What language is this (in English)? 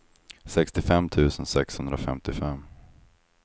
Swedish